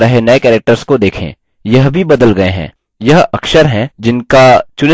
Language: Hindi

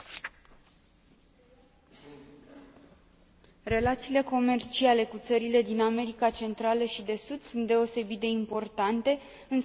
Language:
Romanian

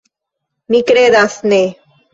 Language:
Esperanto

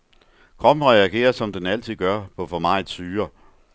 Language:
Danish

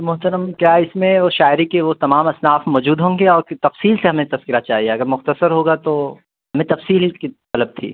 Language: Urdu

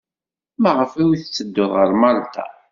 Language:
Kabyle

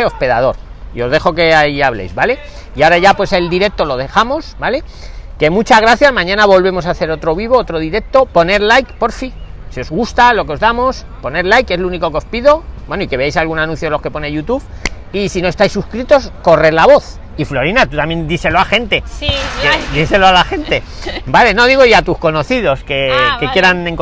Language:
Spanish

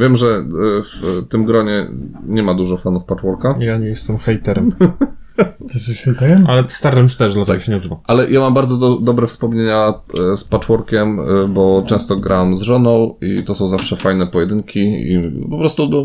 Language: Polish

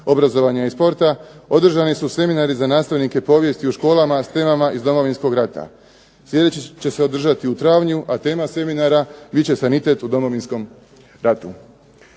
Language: Croatian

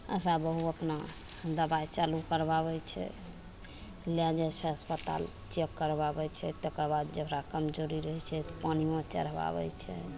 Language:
Maithili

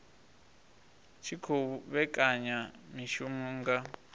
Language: Venda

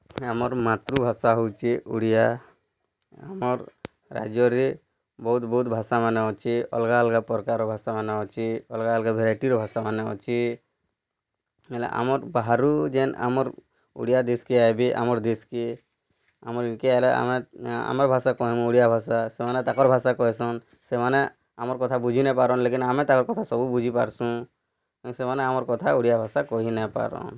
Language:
Odia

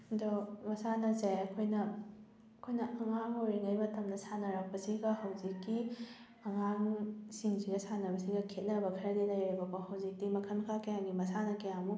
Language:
Manipuri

